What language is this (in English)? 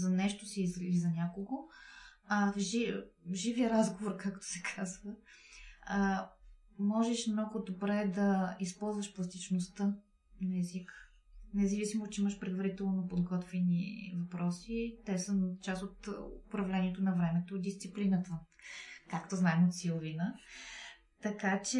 Bulgarian